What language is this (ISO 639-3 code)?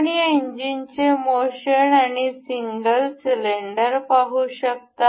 mar